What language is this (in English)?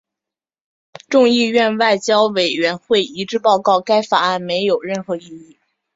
Chinese